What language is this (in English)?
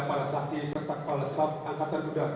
Indonesian